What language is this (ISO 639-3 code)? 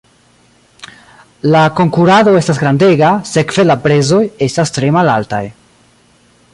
epo